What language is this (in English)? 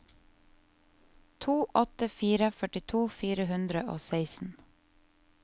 Norwegian